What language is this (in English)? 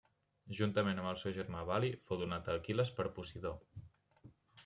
Catalan